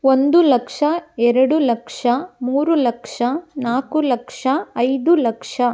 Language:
Kannada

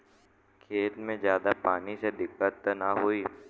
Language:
Bhojpuri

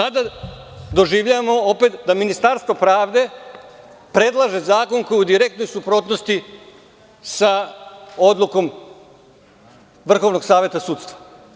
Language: Serbian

